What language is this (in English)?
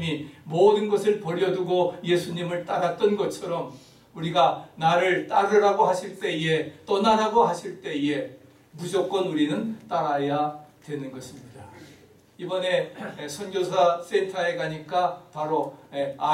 Korean